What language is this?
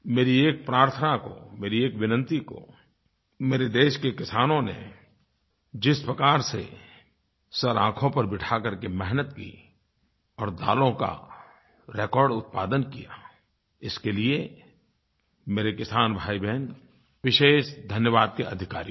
Hindi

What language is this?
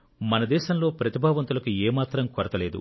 Telugu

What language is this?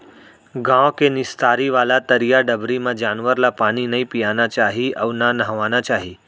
Chhattisgarhi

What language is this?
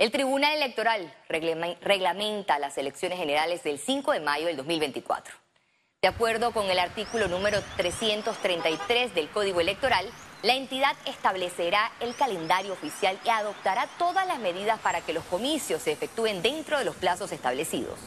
Spanish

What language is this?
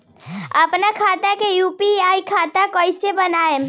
Bhojpuri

